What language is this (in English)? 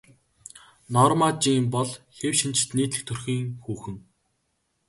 Mongolian